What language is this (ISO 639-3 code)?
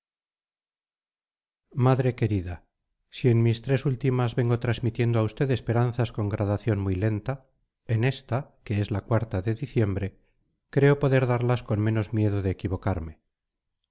spa